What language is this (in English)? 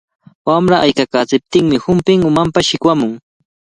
Cajatambo North Lima Quechua